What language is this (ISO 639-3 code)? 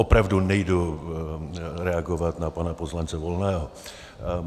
ces